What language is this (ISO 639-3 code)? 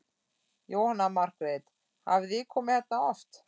isl